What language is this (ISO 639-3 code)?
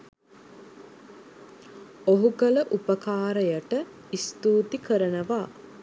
sin